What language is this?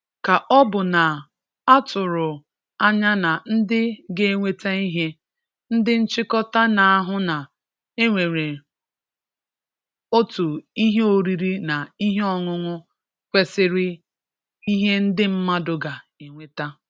Igbo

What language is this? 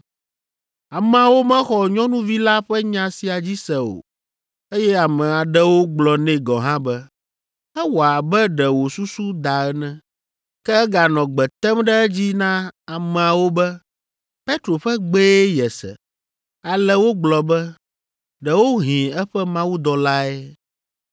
Ewe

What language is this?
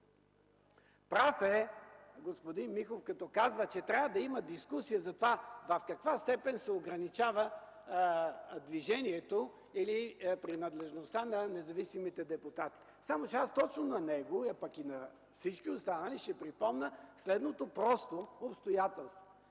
Bulgarian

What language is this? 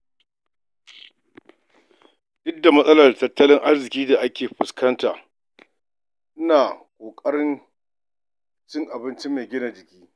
Hausa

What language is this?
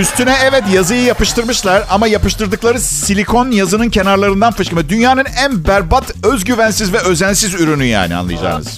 Turkish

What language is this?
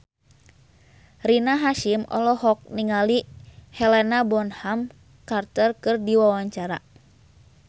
Sundanese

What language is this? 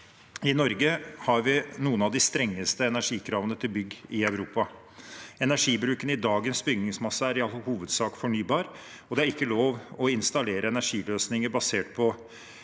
Norwegian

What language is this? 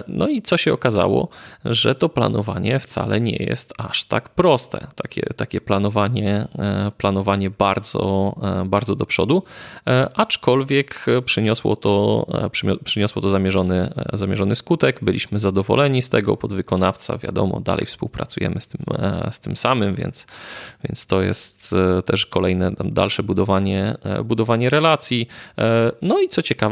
Polish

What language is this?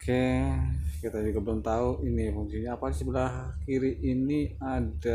Indonesian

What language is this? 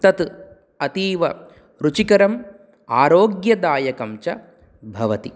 Sanskrit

